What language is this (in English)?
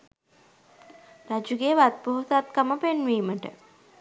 Sinhala